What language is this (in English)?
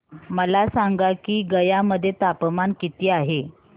Marathi